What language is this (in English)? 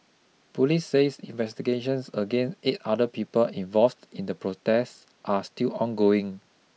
English